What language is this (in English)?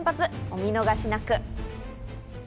Japanese